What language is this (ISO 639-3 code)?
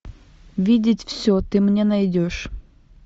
rus